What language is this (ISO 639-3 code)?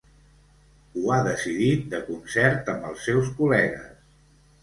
cat